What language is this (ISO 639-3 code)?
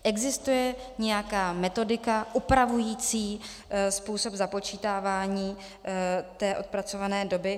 ces